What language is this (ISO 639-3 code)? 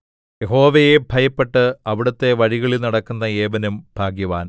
mal